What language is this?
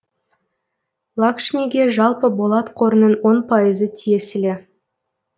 Kazakh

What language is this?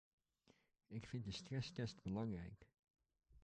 Dutch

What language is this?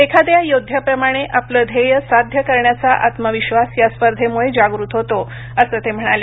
Marathi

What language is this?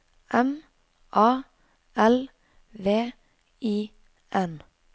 Norwegian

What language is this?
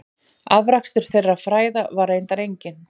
Icelandic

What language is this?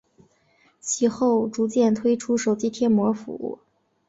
Chinese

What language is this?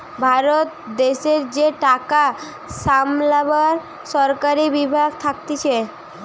Bangla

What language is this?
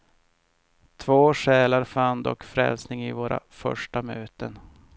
Swedish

